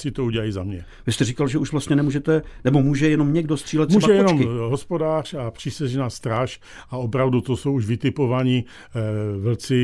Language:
Czech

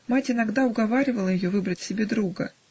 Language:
Russian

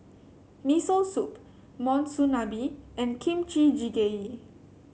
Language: English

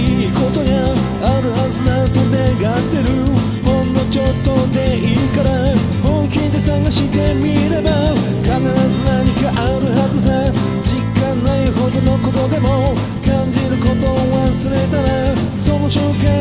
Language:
Japanese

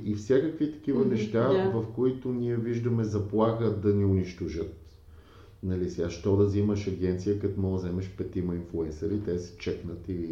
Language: Bulgarian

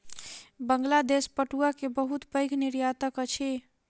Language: Maithili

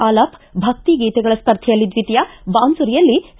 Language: Kannada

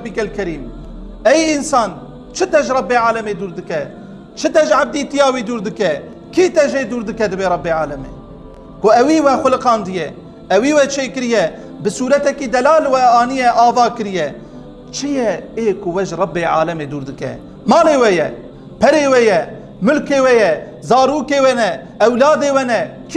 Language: Turkish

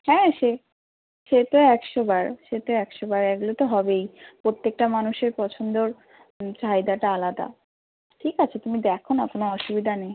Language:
Bangla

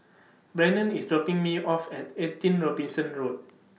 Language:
English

